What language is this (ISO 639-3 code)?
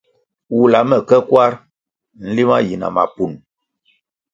nmg